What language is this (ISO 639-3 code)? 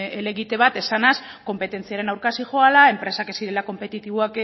eus